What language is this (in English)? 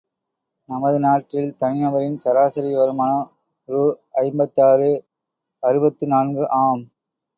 Tamil